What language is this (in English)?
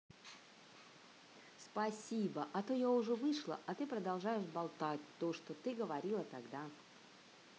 Russian